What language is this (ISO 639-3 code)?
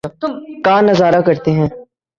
urd